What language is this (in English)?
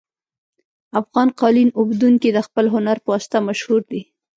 Pashto